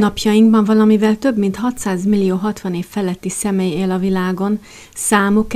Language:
Hungarian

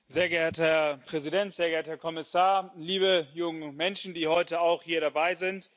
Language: German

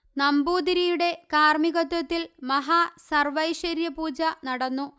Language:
Malayalam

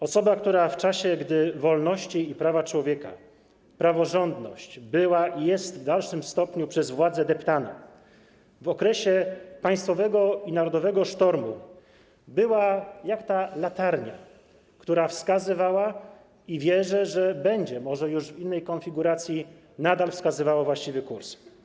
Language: Polish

